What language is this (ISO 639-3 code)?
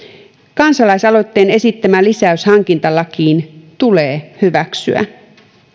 fin